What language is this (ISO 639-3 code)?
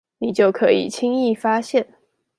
zho